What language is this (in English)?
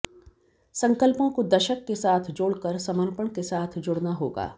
Hindi